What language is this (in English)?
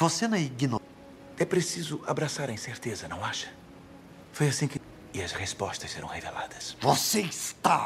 Portuguese